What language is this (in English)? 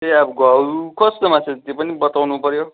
Nepali